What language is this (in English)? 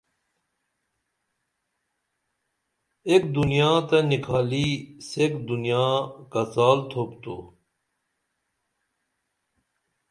Dameli